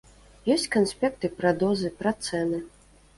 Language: Belarusian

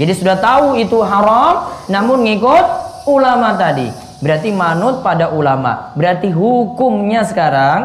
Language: Indonesian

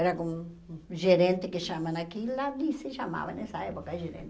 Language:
Portuguese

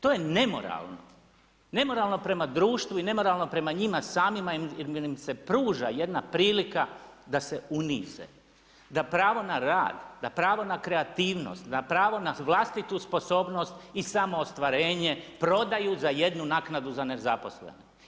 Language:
Croatian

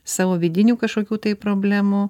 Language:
Lithuanian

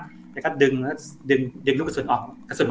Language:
Thai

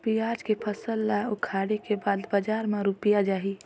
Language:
Chhattisgarhi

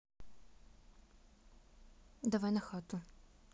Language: Russian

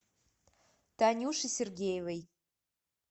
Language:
Russian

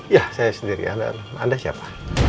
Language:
Indonesian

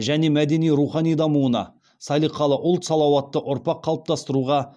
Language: Kazakh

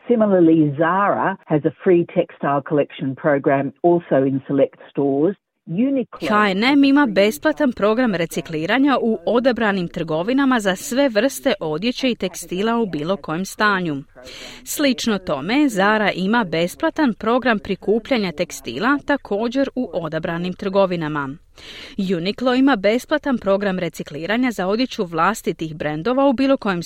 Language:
Croatian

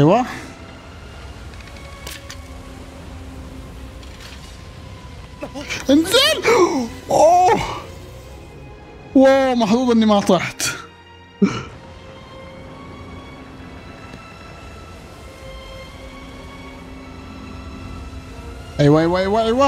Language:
Arabic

